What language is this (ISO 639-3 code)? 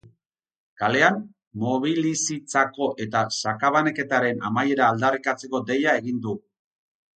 eus